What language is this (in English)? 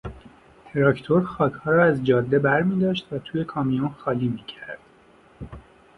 Persian